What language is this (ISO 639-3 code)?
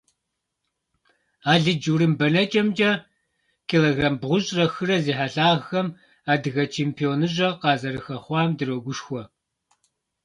kbd